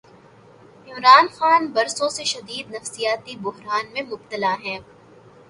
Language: Urdu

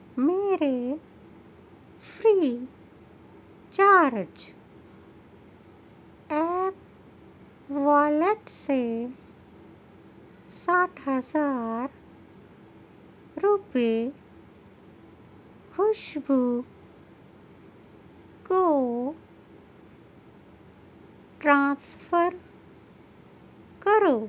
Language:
Urdu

